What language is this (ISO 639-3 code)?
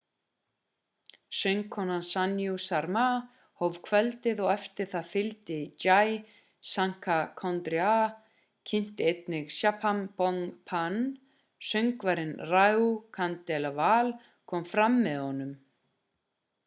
isl